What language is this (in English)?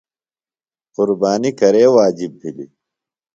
Phalura